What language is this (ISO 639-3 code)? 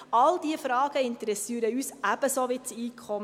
gsw